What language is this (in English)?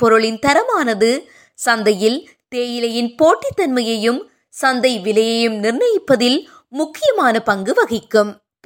Tamil